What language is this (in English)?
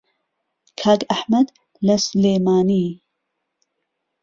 Central Kurdish